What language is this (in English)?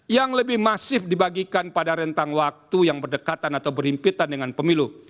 Indonesian